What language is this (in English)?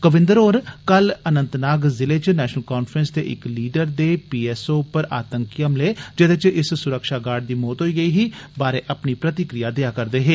Dogri